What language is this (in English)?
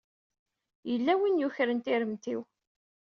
Kabyle